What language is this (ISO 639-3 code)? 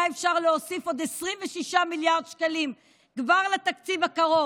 heb